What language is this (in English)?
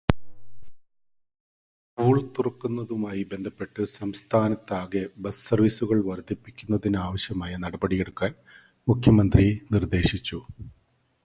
Malayalam